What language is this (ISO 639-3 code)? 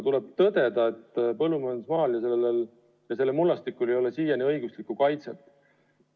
est